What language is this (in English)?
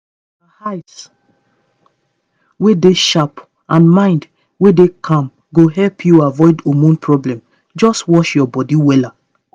Nigerian Pidgin